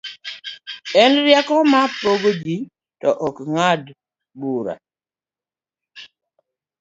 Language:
Luo (Kenya and Tanzania)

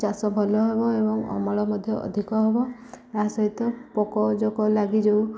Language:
Odia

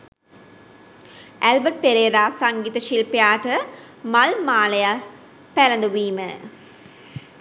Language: Sinhala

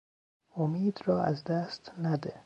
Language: Persian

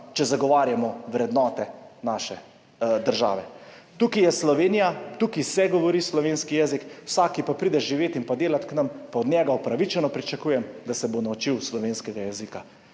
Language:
Slovenian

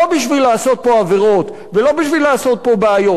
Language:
Hebrew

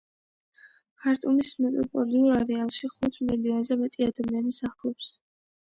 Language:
Georgian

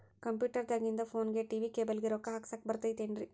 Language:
Kannada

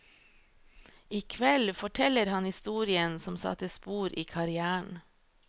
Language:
Norwegian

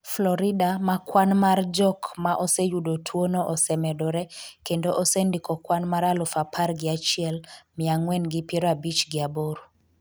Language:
Luo (Kenya and Tanzania)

